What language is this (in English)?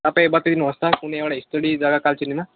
Nepali